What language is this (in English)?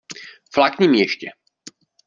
Czech